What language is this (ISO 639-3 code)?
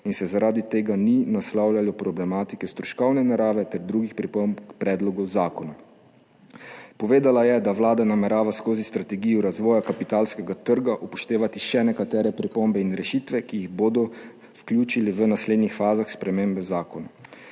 slv